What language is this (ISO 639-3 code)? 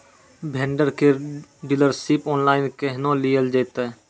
mai